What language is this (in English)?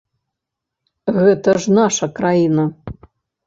Belarusian